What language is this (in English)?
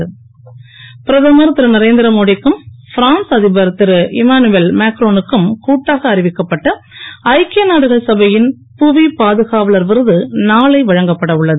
Tamil